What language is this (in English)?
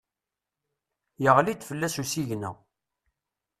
Kabyle